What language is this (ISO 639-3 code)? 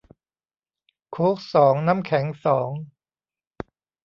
tha